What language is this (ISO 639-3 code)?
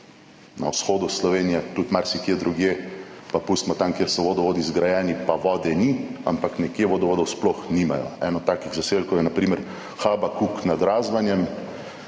slv